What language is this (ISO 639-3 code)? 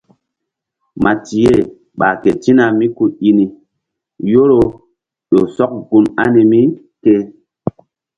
mdd